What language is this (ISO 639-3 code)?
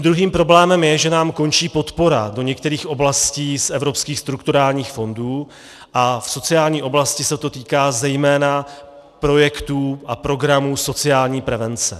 ces